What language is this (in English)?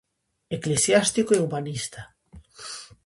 Galician